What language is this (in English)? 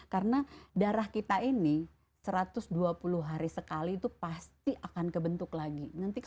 Indonesian